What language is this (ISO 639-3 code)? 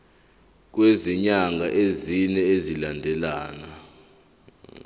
zul